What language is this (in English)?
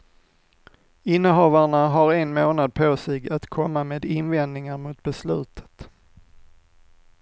Swedish